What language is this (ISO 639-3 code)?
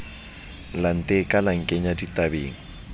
sot